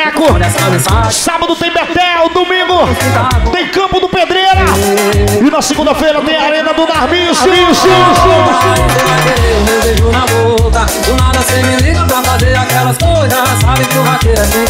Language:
Portuguese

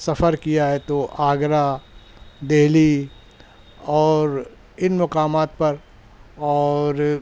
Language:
Urdu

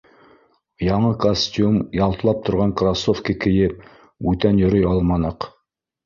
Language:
Bashkir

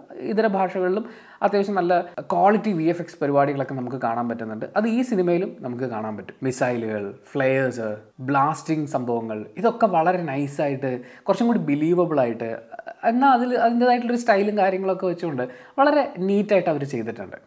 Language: Malayalam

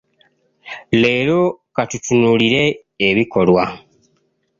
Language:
Ganda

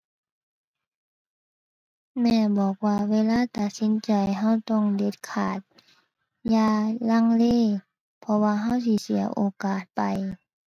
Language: Thai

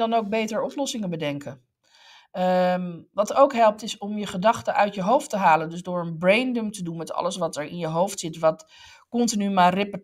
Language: Dutch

